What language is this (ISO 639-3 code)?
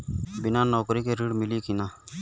bho